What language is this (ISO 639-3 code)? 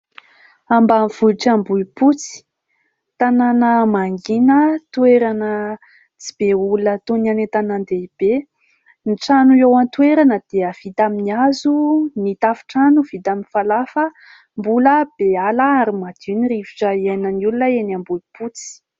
mlg